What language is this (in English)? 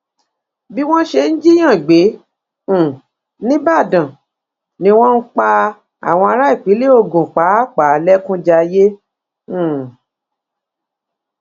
Yoruba